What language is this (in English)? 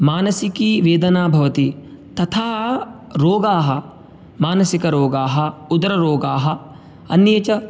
Sanskrit